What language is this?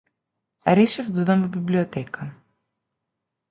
Macedonian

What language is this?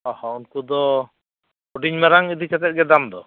Santali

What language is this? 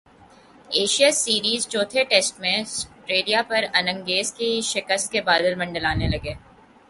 Urdu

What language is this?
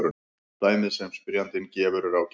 Icelandic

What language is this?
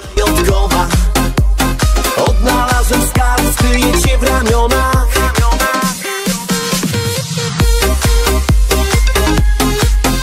Polish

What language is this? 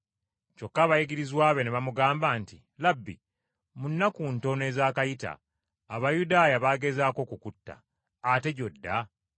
Ganda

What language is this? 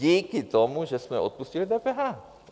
Czech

